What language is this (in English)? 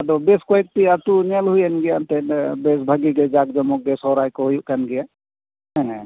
Santali